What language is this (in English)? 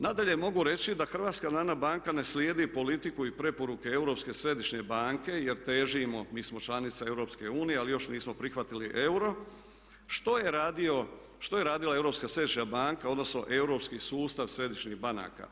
Croatian